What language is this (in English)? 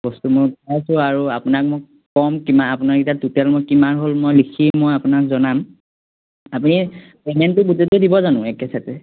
Assamese